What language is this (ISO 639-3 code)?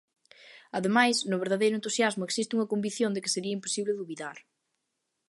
glg